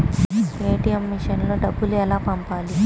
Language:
Telugu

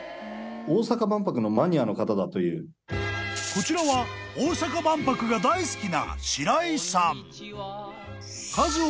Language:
Japanese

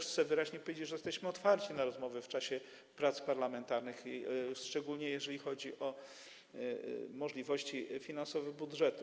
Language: Polish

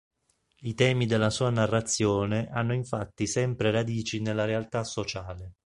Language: Italian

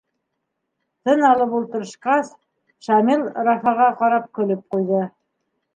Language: Bashkir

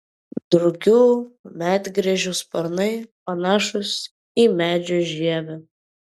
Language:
Lithuanian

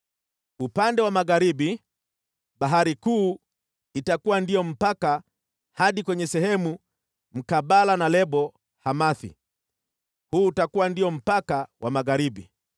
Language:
Swahili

